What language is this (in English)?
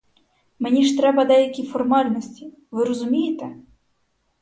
Ukrainian